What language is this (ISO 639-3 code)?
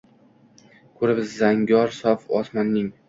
uzb